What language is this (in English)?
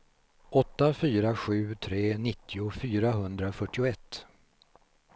Swedish